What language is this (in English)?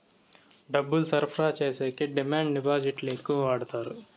Telugu